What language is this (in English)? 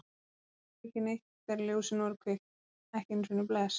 Icelandic